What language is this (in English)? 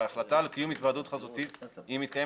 Hebrew